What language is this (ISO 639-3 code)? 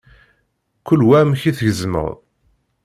kab